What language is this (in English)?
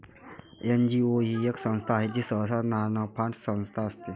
Marathi